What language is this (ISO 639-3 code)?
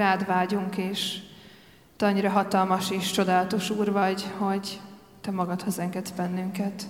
hun